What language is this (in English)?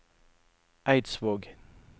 Norwegian